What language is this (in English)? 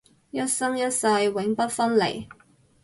Cantonese